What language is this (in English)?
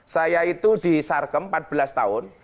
Indonesian